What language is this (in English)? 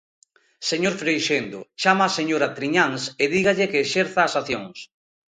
Galician